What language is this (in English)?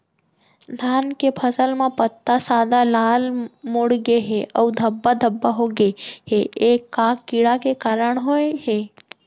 Chhattisgarhi